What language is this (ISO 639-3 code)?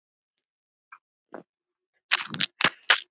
isl